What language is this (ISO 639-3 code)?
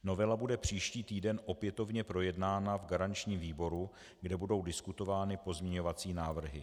ces